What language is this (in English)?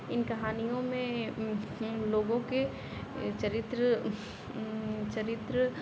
Hindi